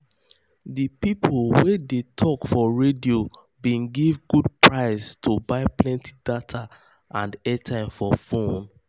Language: Nigerian Pidgin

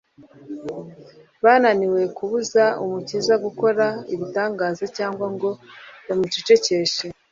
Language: Kinyarwanda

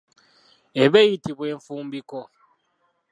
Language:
Ganda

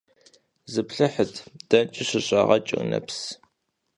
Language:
Kabardian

